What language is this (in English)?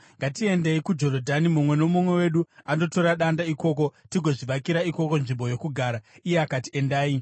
Shona